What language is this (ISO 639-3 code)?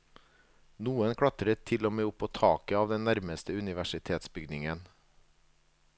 nor